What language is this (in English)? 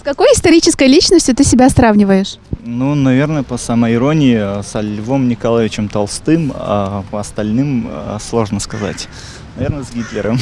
Russian